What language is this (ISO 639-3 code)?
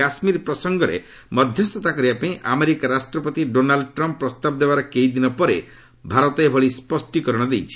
ori